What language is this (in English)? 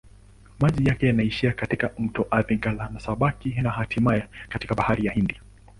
Swahili